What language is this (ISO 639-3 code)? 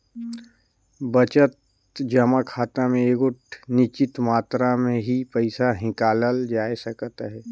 hne